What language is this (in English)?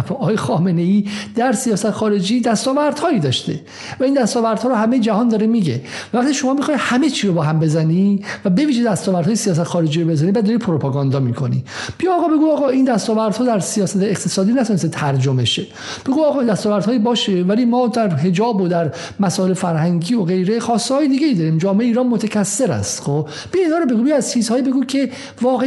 Persian